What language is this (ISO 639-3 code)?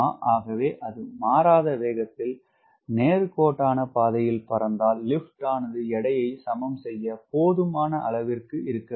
tam